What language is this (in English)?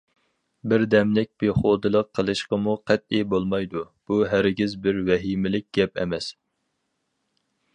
Uyghur